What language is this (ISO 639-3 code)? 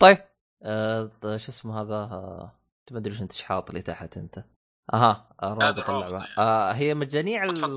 ara